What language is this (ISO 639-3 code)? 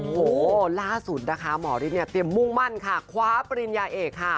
tha